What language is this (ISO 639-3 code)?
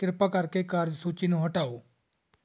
pan